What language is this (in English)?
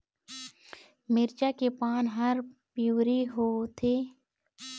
Chhattisgarhi